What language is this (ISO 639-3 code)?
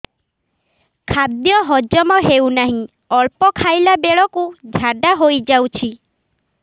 ori